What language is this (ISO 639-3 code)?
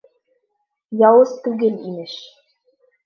bak